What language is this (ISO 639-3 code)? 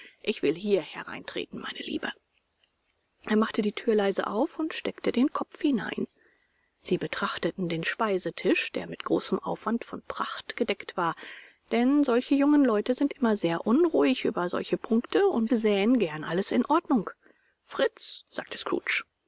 deu